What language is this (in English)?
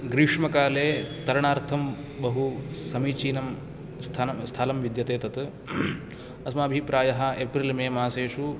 Sanskrit